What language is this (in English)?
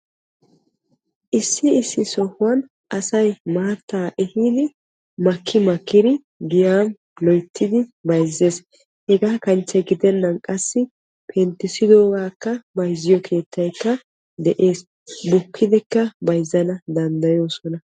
Wolaytta